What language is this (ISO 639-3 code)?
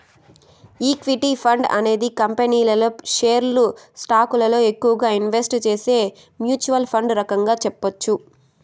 tel